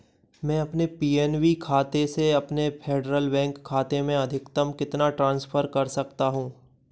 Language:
Hindi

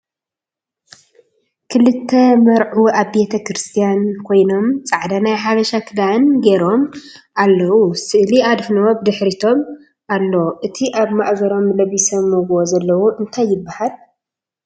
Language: Tigrinya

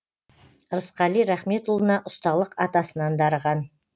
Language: Kazakh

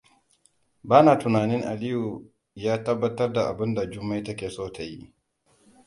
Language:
Hausa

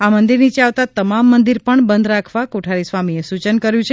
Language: Gujarati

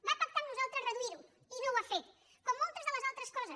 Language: Catalan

